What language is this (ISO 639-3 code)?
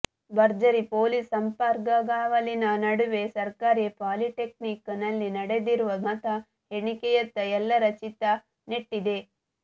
kan